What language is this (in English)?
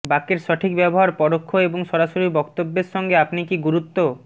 Bangla